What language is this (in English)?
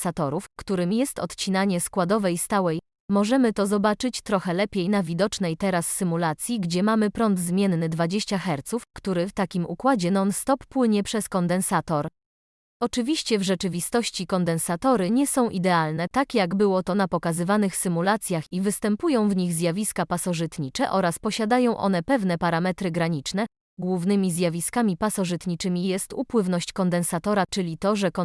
Polish